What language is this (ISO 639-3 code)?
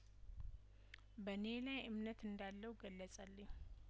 amh